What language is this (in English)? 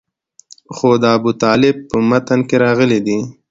Pashto